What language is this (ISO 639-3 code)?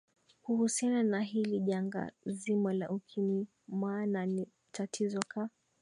swa